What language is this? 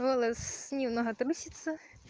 Russian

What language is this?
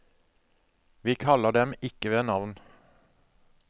Norwegian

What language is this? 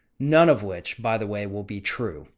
English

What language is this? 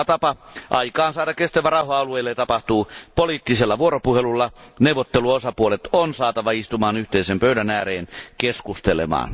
Finnish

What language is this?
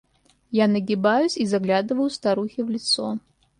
Russian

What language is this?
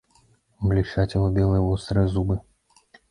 Belarusian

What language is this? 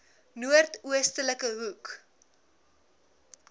Afrikaans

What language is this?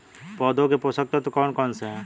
Hindi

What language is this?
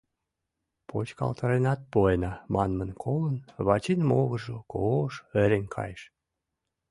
Mari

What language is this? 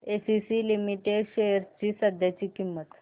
Marathi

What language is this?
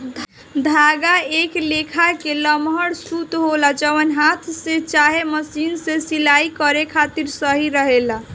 Bhojpuri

